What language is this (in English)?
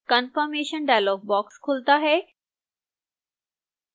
Hindi